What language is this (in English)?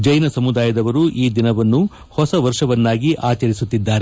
Kannada